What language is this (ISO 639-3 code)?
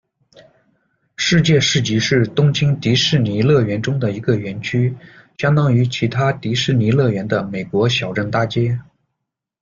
zho